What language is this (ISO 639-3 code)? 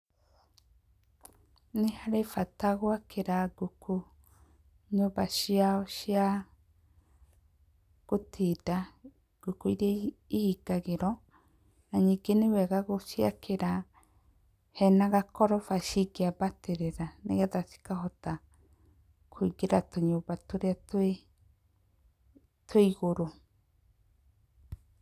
kik